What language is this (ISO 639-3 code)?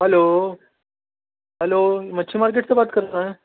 urd